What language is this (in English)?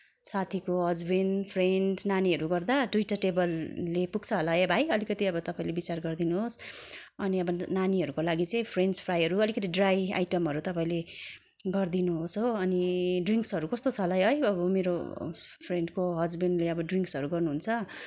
Nepali